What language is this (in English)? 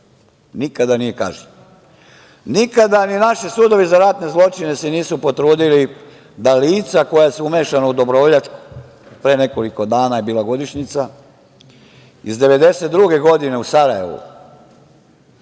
Serbian